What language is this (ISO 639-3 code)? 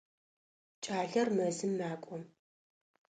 ady